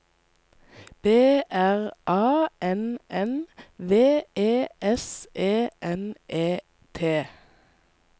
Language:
Norwegian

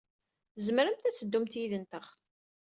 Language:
Kabyle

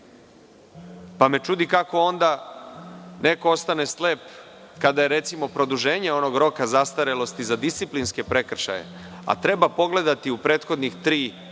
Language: Serbian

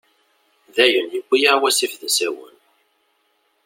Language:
Kabyle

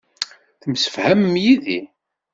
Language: Kabyle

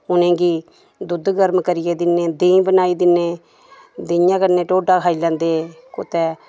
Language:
Dogri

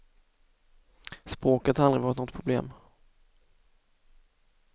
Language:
Swedish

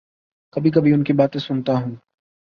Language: Urdu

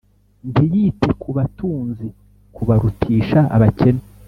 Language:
Kinyarwanda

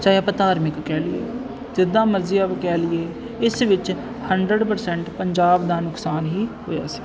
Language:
Punjabi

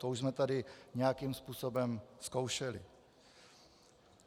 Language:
Czech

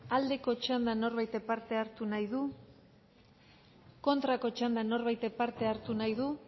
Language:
Basque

